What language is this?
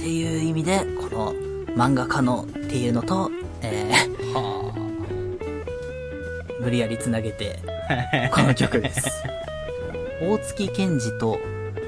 Japanese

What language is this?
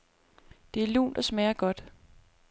Danish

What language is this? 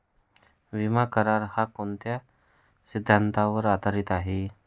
Marathi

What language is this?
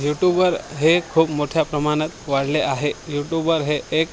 Marathi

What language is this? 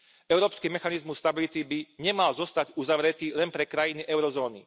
Slovak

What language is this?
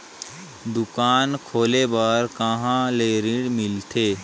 Chhattisgarhi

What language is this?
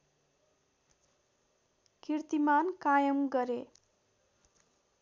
Nepali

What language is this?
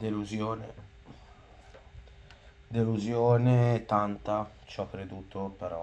Italian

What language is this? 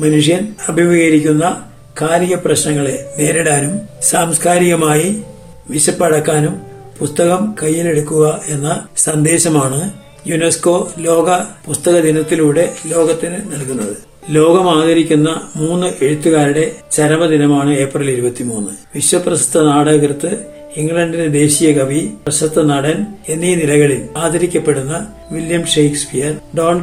Malayalam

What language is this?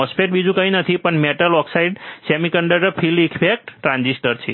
Gujarati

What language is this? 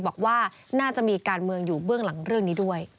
Thai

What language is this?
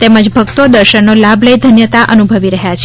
Gujarati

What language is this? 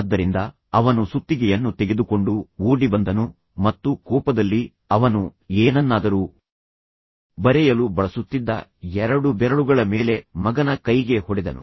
Kannada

